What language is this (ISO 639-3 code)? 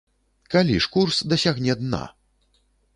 bel